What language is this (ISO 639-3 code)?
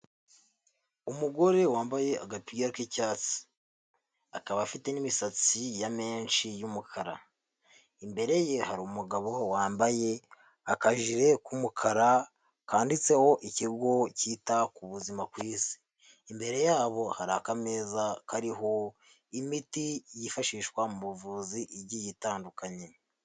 kin